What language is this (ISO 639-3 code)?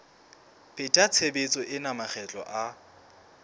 sot